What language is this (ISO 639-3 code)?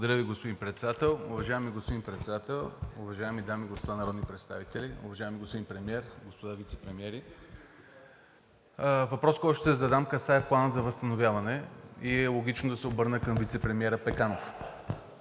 bul